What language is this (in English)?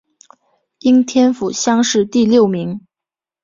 Chinese